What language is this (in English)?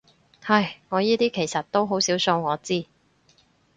Cantonese